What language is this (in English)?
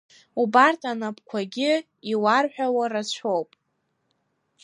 Abkhazian